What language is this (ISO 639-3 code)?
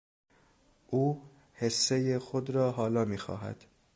fas